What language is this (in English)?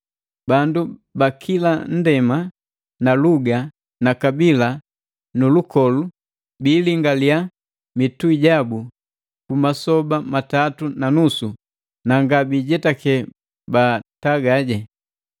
Matengo